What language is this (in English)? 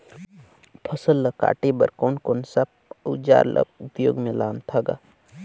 Chhattisgarhi